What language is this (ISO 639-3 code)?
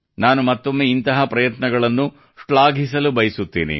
kan